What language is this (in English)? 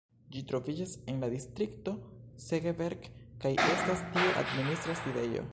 Esperanto